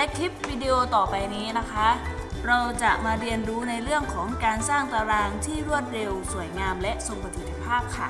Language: Thai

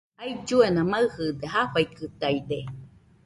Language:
Nüpode Huitoto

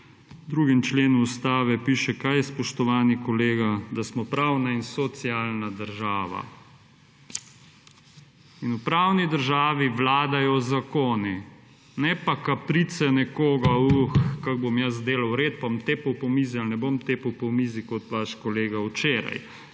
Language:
Slovenian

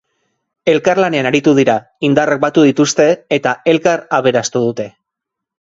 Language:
Basque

